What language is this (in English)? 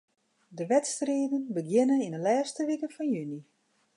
Western Frisian